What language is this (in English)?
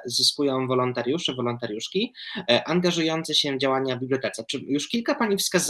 Polish